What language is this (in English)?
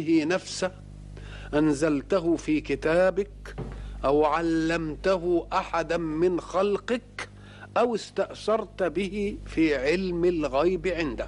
Arabic